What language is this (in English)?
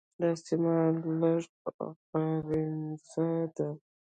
Pashto